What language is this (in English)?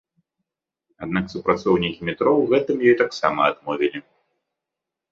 Belarusian